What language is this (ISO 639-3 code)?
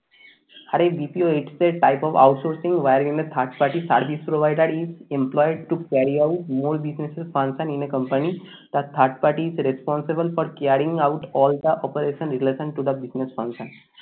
ben